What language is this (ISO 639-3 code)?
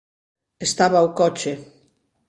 glg